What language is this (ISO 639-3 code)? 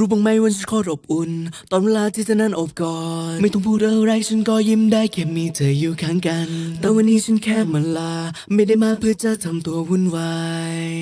tha